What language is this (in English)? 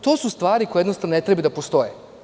Serbian